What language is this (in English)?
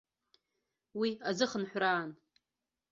Abkhazian